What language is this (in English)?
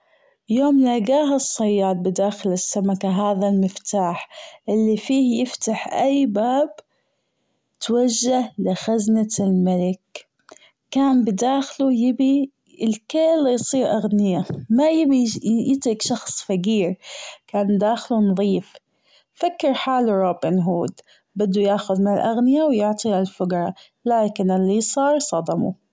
Gulf Arabic